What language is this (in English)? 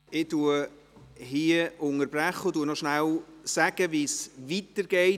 Swiss German